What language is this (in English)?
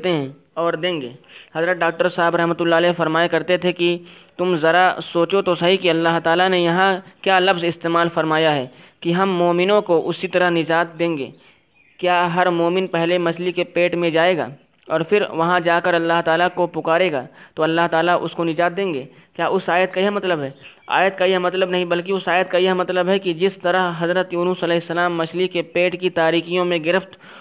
Urdu